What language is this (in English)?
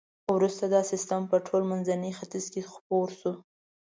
Pashto